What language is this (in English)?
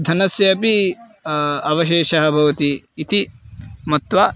Sanskrit